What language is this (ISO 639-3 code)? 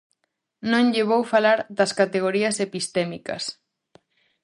glg